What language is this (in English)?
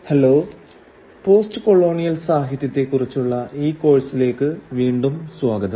Malayalam